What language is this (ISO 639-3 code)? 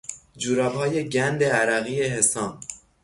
fas